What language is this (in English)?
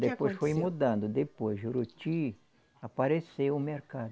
Portuguese